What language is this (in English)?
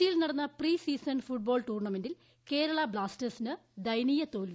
Malayalam